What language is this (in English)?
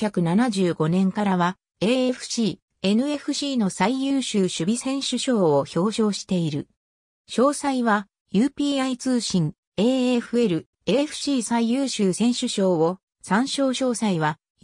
Japanese